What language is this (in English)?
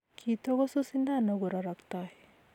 Kalenjin